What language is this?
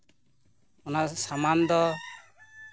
Santali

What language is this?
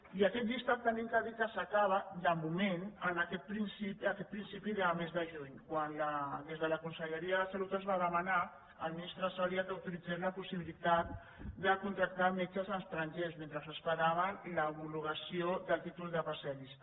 Catalan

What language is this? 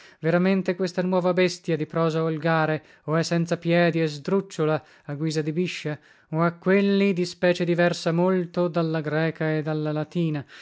Italian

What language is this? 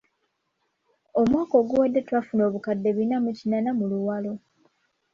Ganda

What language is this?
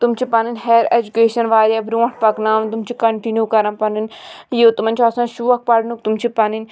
Kashmiri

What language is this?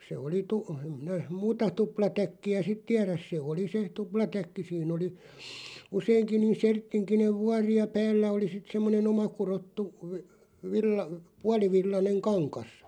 Finnish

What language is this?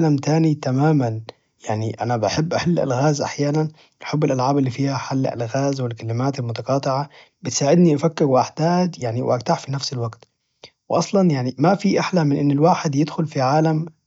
Najdi Arabic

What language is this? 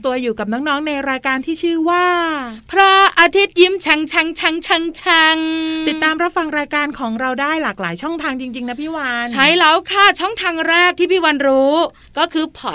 Thai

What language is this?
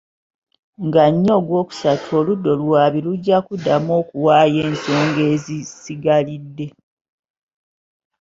Ganda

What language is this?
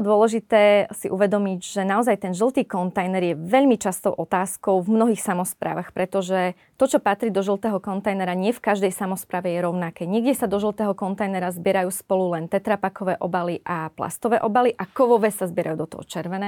Slovak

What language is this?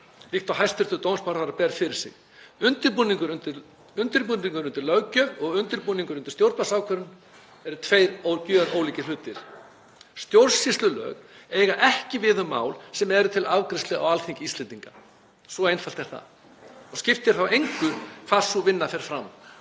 Icelandic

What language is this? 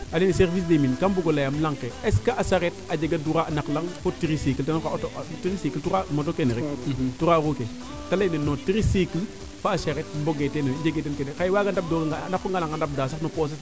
Serer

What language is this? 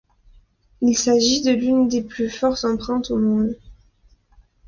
French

